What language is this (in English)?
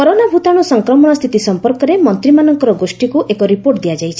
Odia